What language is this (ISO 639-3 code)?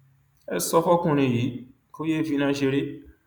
yor